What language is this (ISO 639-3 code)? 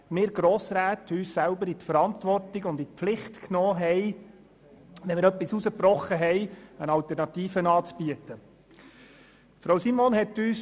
gsw